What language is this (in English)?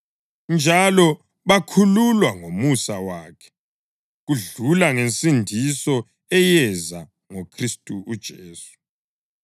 North Ndebele